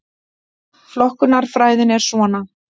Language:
Icelandic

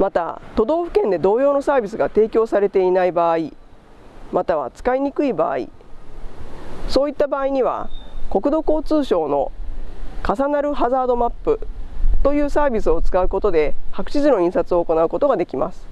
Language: Japanese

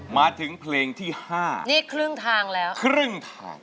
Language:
Thai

